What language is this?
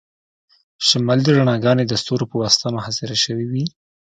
Pashto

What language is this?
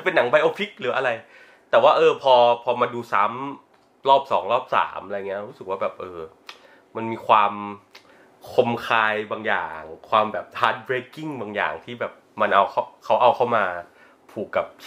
Thai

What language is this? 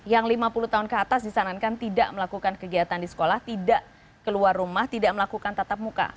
Indonesian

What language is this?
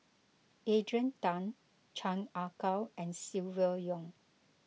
English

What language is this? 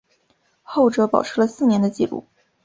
Chinese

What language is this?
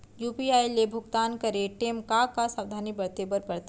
Chhattisgarhi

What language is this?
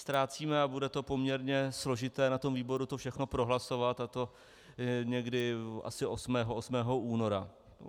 Czech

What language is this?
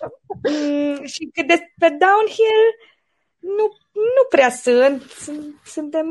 Romanian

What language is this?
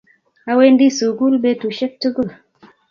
Kalenjin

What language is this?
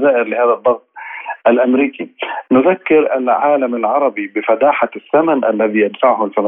Arabic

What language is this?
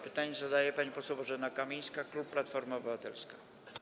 Polish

